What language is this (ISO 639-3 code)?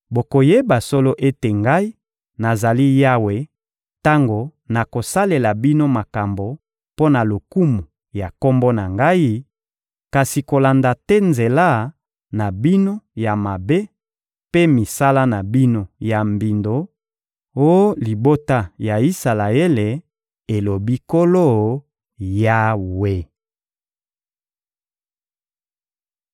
lin